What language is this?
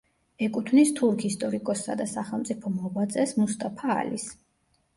Georgian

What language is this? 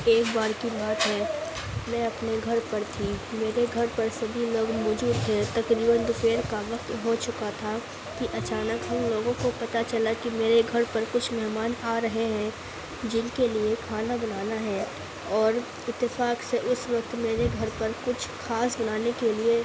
Urdu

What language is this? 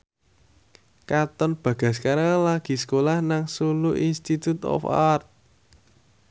Javanese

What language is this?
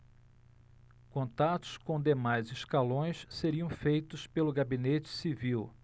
Portuguese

